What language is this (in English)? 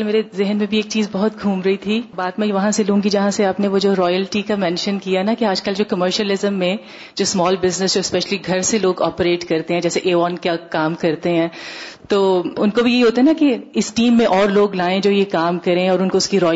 Urdu